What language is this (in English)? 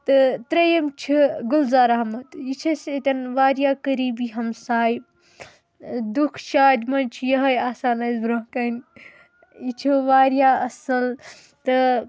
Kashmiri